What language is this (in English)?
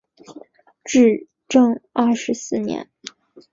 Chinese